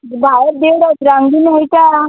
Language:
Konkani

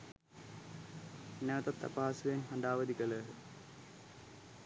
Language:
Sinhala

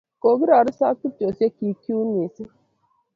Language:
Kalenjin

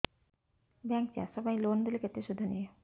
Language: Odia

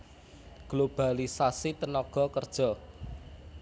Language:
Javanese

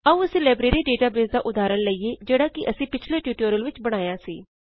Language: Punjabi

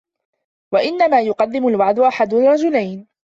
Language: Arabic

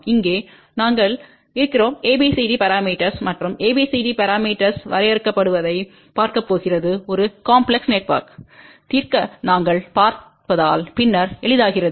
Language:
Tamil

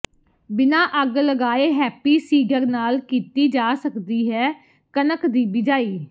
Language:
Punjabi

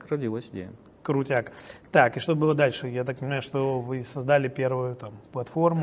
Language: Russian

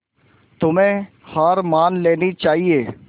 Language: Hindi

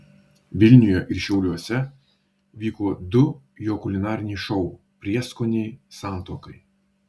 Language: Lithuanian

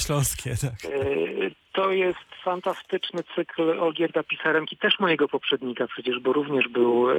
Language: Polish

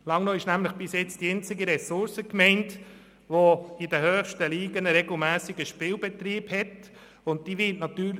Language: Swiss German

